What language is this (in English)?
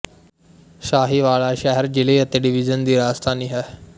Punjabi